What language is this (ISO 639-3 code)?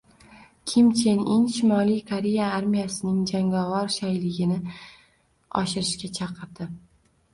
uzb